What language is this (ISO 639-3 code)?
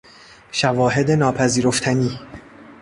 fas